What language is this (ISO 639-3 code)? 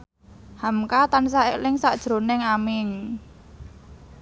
jav